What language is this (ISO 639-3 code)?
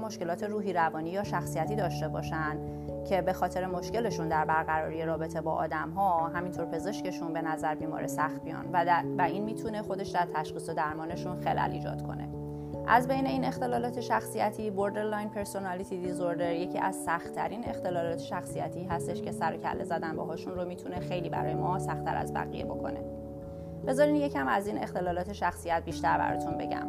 fas